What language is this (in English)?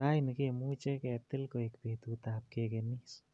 Kalenjin